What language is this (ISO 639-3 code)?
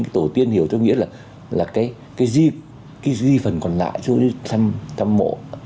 vie